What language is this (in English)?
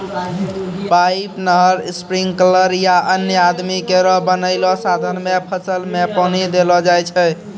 Maithili